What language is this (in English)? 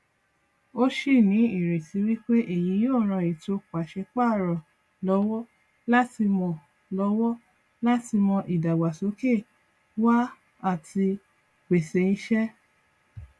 Yoruba